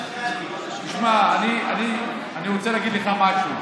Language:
Hebrew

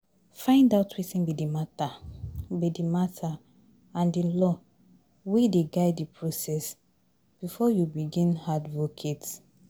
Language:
Nigerian Pidgin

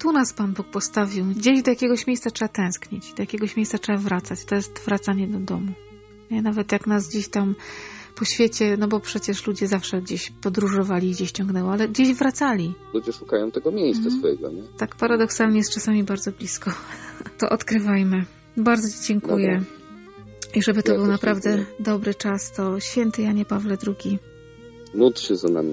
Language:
Polish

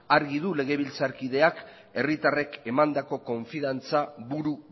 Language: Basque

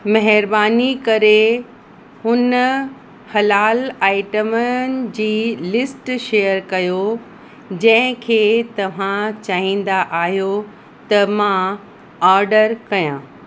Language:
Sindhi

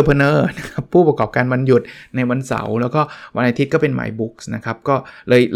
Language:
Thai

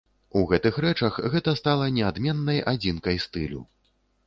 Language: Belarusian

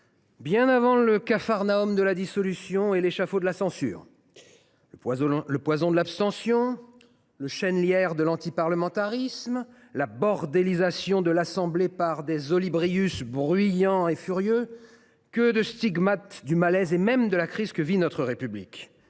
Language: French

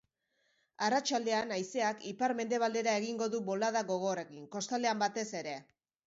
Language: Basque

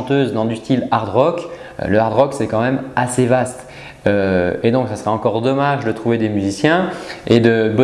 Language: French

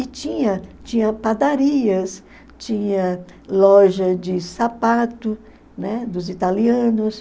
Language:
Portuguese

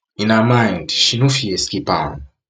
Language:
Nigerian Pidgin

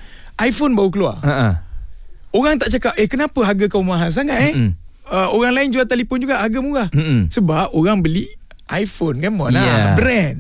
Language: Malay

